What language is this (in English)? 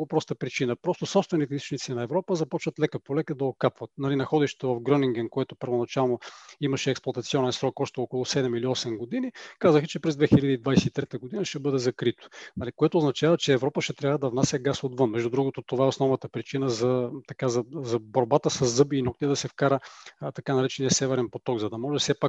Bulgarian